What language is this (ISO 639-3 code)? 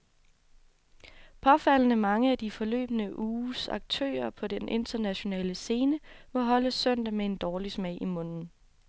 dan